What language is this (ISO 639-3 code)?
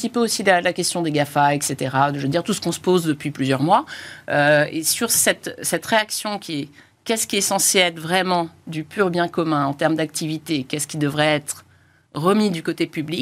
fra